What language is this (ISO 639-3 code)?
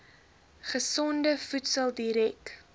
afr